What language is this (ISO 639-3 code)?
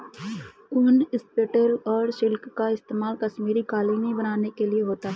hin